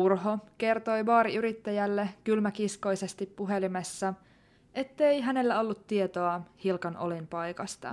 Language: Finnish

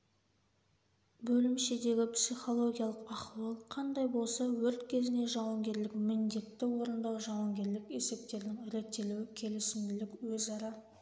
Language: Kazakh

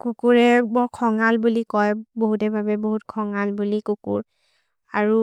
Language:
Maria (India)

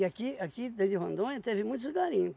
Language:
Portuguese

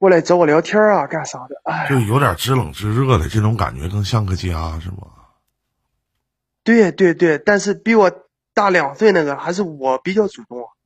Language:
Chinese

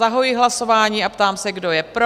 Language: Czech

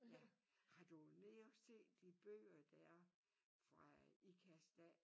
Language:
Danish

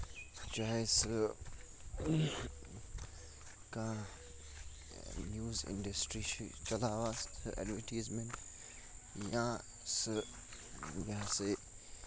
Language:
Kashmiri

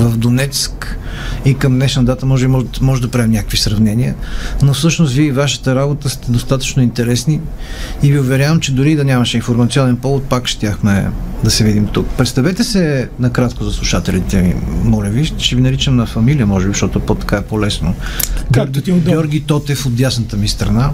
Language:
Bulgarian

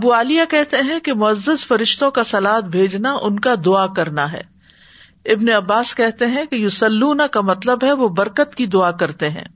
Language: Urdu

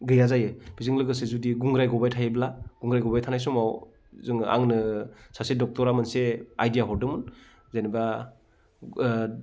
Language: Bodo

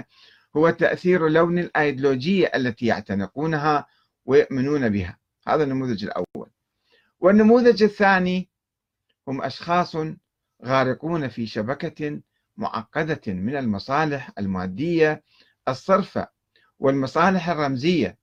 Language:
Arabic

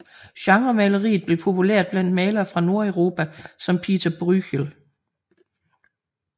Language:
Danish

